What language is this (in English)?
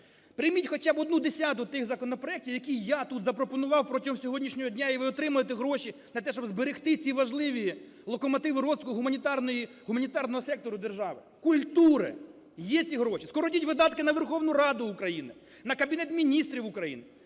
Ukrainian